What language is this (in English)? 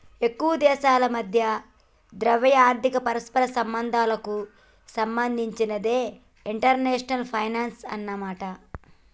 Telugu